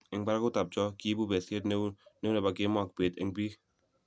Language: Kalenjin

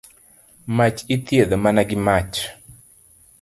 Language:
Luo (Kenya and Tanzania)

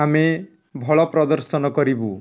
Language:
Odia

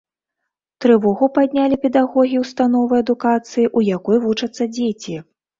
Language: Belarusian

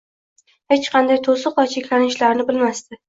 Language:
Uzbek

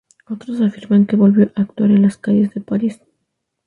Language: Spanish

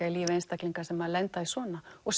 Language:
Icelandic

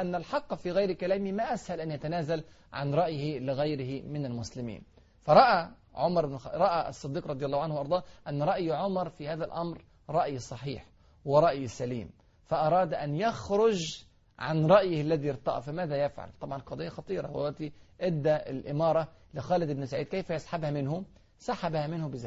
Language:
Arabic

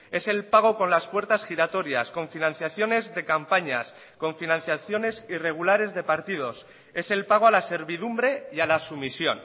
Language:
Spanish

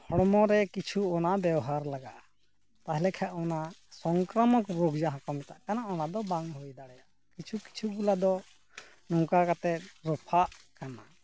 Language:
Santali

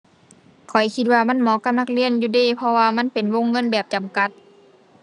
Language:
Thai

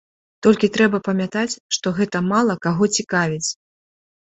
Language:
Belarusian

